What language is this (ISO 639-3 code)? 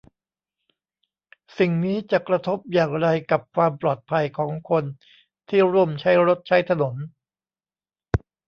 tha